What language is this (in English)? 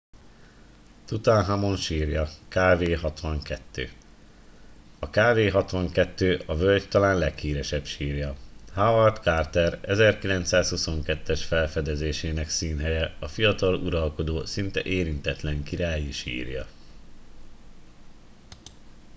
Hungarian